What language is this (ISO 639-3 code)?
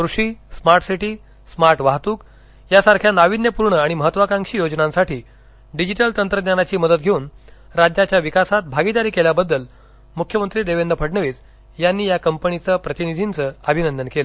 mar